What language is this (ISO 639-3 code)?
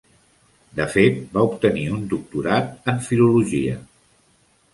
cat